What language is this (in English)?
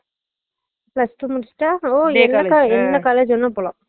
Tamil